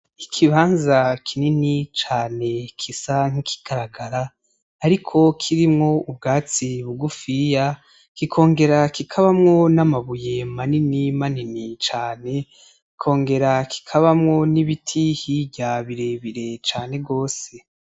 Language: Rundi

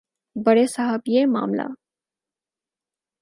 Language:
Urdu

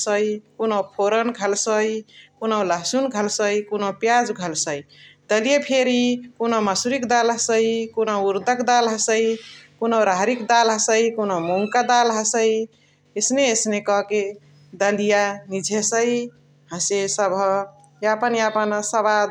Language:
Chitwania Tharu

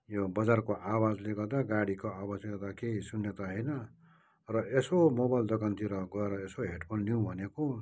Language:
Nepali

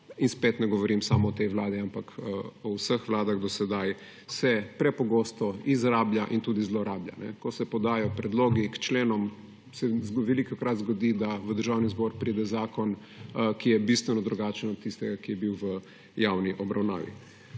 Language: Slovenian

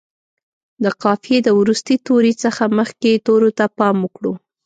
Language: Pashto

